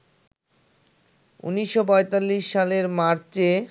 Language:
Bangla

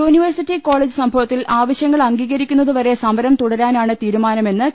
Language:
Malayalam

